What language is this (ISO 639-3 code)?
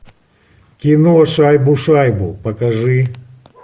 rus